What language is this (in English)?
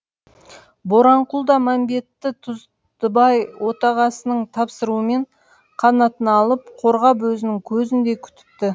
Kazakh